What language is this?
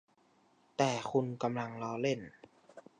Thai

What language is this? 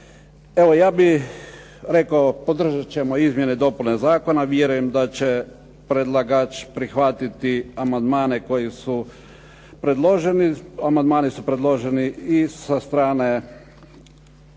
Croatian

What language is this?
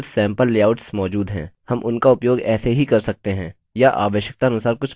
Hindi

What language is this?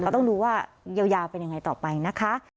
Thai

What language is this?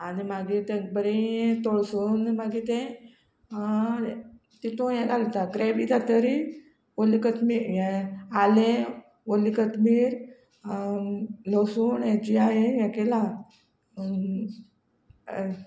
Konkani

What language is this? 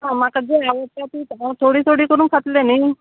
Konkani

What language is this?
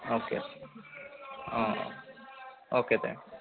Malayalam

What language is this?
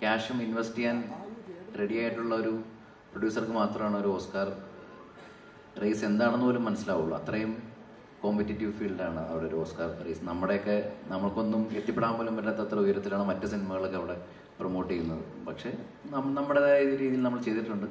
Malayalam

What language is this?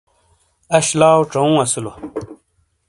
Shina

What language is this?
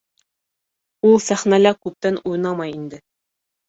Bashkir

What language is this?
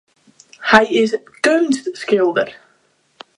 Western Frisian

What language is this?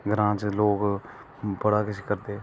Dogri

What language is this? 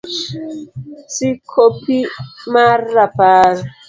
Luo (Kenya and Tanzania)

